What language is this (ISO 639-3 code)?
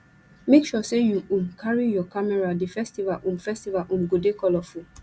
pcm